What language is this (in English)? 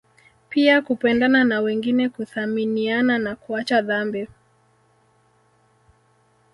Swahili